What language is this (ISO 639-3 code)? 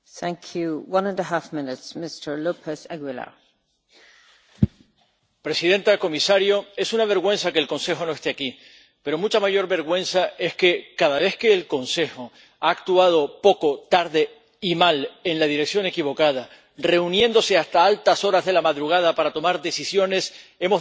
spa